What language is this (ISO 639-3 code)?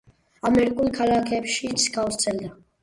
kat